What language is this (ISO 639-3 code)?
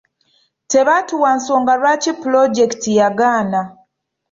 lug